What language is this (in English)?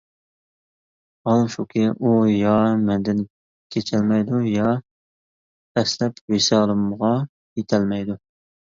Uyghur